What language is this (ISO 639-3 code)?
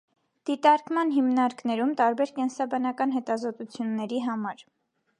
hye